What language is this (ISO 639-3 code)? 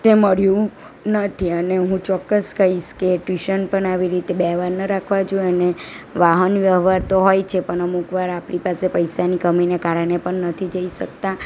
guj